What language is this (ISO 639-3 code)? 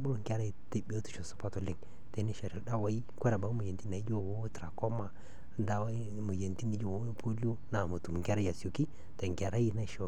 mas